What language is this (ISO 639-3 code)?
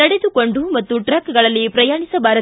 kan